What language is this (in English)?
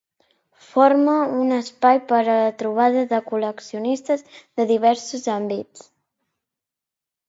Catalan